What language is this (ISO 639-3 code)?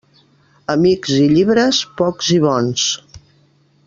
cat